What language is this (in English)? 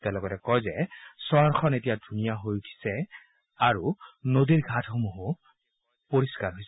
Assamese